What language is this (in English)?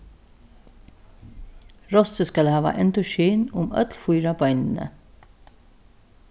Faroese